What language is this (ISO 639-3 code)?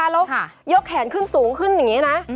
tha